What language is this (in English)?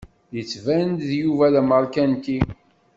Kabyle